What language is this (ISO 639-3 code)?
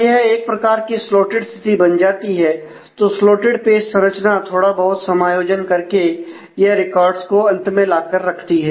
hin